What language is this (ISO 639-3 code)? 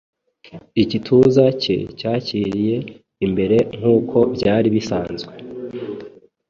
kin